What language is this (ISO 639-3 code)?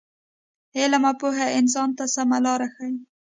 pus